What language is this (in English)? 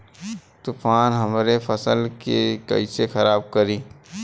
Bhojpuri